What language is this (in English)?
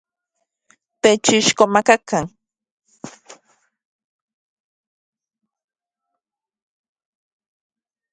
Central Puebla Nahuatl